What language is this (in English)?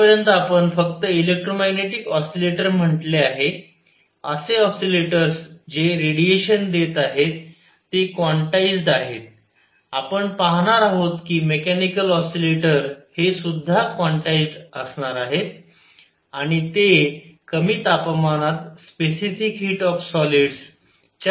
Marathi